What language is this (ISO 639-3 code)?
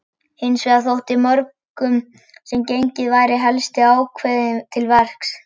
isl